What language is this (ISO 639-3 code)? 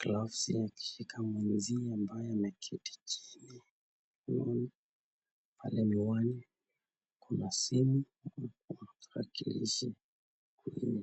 swa